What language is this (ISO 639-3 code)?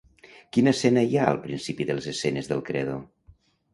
cat